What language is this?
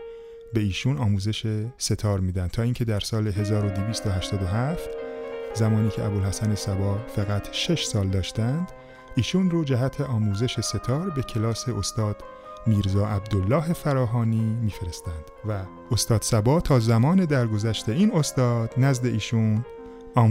Persian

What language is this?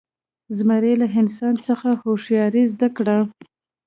Pashto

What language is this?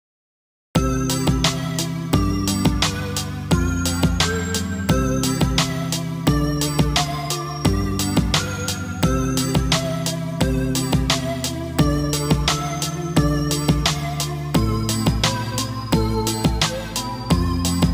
Vietnamese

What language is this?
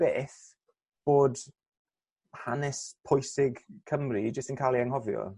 Welsh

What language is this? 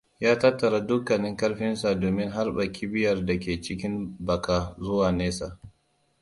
Hausa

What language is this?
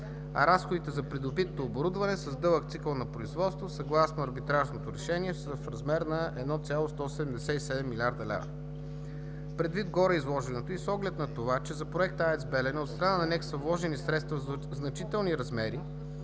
Bulgarian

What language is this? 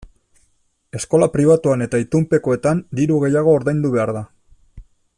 Basque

